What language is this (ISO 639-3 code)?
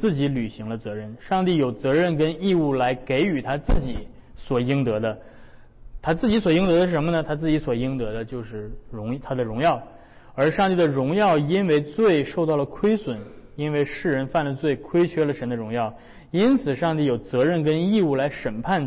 zho